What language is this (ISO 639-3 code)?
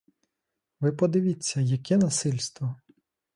ukr